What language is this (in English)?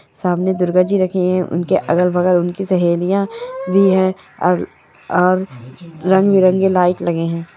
Magahi